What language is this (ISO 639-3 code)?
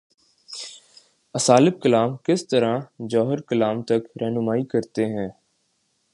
urd